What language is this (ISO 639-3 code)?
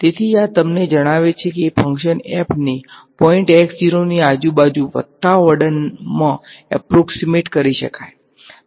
guj